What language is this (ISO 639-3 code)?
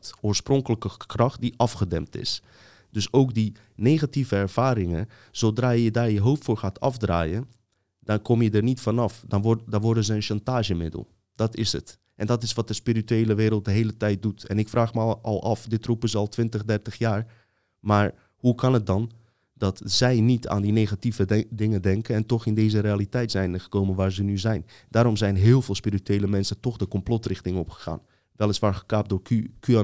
nld